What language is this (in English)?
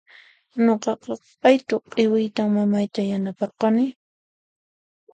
Puno Quechua